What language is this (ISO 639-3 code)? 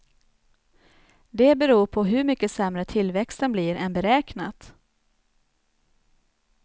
swe